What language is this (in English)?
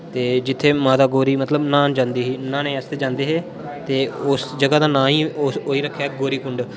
Dogri